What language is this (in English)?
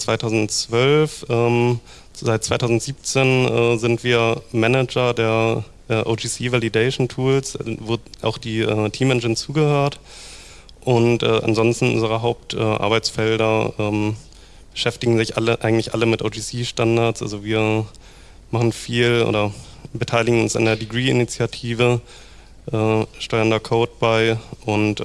German